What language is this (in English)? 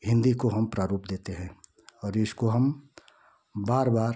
Hindi